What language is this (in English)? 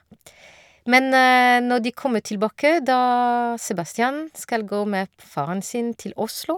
Norwegian